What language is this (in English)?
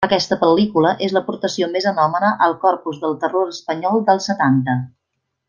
Catalan